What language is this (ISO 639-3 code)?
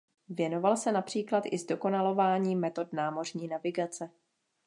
ces